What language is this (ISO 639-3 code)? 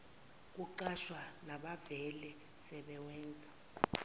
zul